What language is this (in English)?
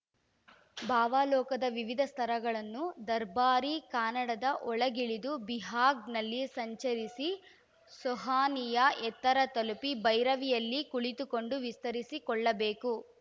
Kannada